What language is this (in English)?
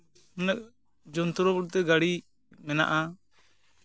Santali